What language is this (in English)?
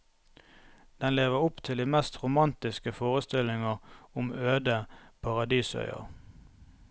Norwegian